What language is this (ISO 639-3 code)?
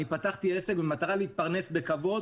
heb